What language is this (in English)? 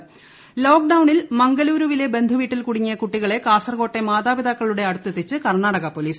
Malayalam